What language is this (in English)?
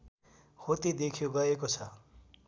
Nepali